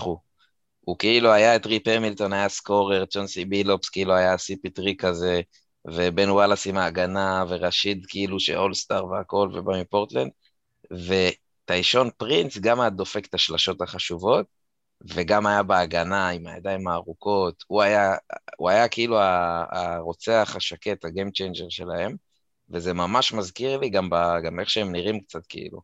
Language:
Hebrew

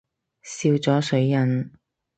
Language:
Cantonese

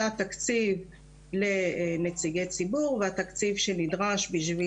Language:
Hebrew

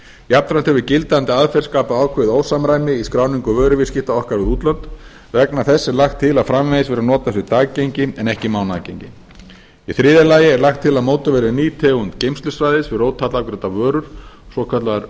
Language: Icelandic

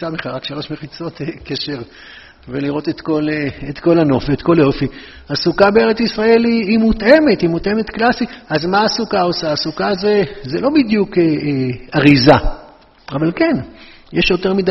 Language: Hebrew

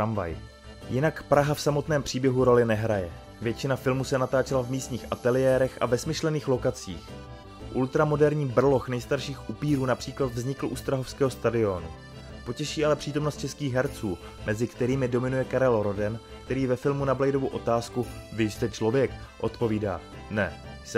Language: Czech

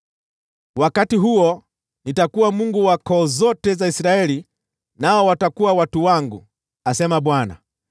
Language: Swahili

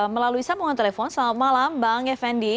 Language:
Indonesian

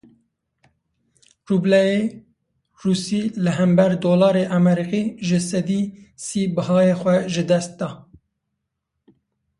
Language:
Kurdish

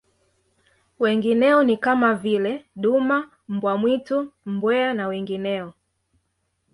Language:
Swahili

